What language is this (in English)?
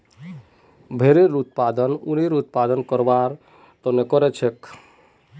Magahi